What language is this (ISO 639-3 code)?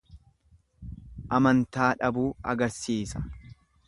orm